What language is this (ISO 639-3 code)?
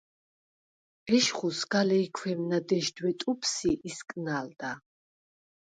sva